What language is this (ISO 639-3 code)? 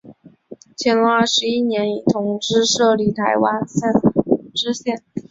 zho